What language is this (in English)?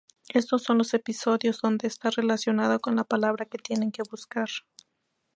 Spanish